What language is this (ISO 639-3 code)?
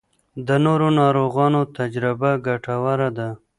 pus